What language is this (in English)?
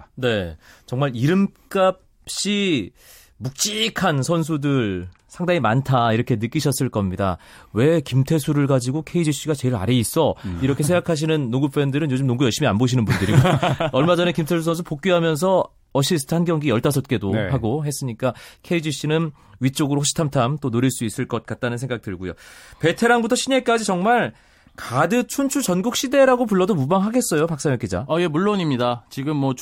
Korean